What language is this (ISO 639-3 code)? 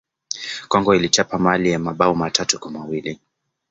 swa